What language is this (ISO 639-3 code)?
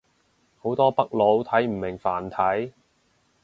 yue